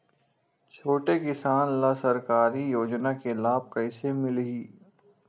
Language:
Chhattisgarhi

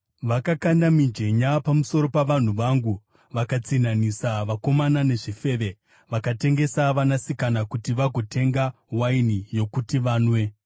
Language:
Shona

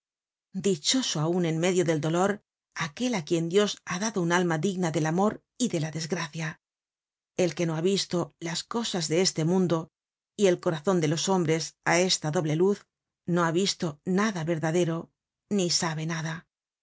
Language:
Spanish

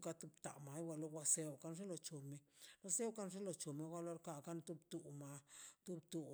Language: Mazaltepec Zapotec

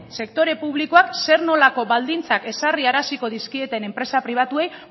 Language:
Basque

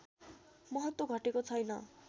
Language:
Nepali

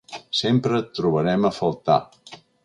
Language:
Catalan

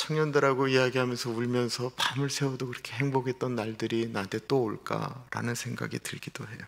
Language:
Korean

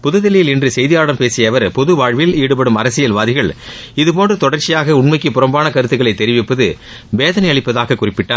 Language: Tamil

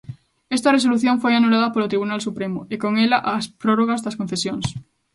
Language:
Galician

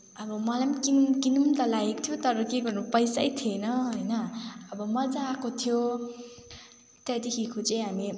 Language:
Nepali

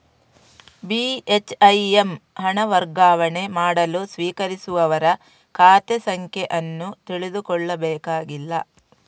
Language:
Kannada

